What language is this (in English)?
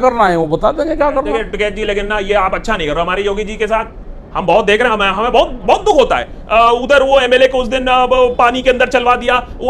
Hindi